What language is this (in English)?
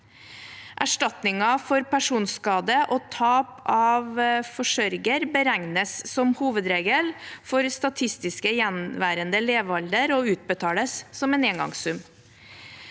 Norwegian